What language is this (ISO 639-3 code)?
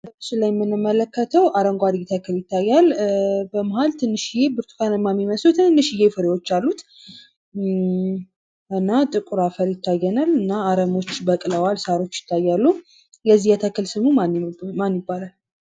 amh